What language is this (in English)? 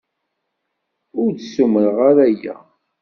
Kabyle